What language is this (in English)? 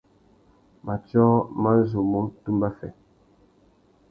Tuki